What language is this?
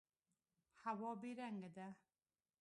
Pashto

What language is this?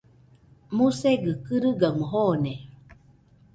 Nüpode Huitoto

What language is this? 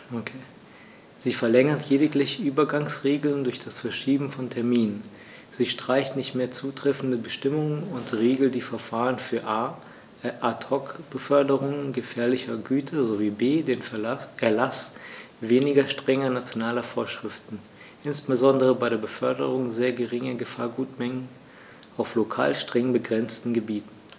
German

